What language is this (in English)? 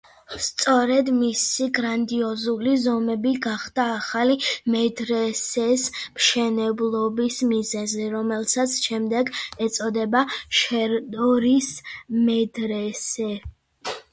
Georgian